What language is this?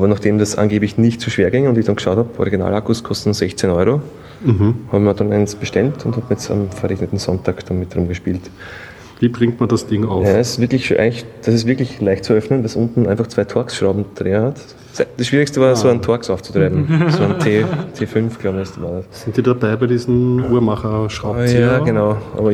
German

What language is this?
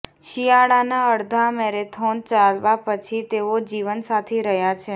Gujarati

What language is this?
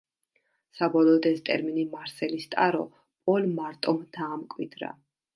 Georgian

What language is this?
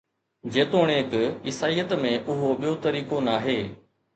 Sindhi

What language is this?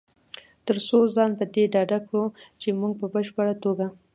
Pashto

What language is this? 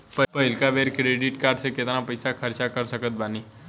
Bhojpuri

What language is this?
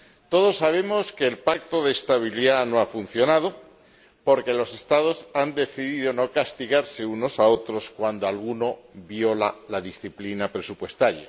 Spanish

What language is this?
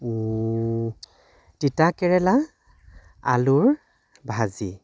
Assamese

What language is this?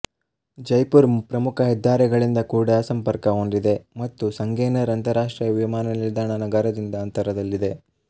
Kannada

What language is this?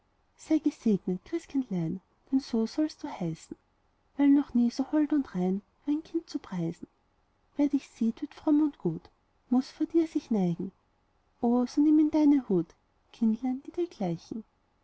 German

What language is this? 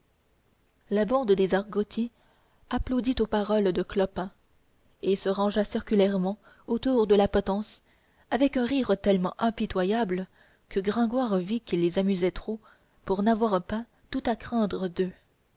French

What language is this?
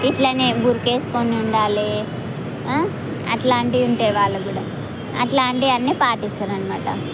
Telugu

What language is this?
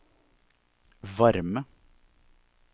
Norwegian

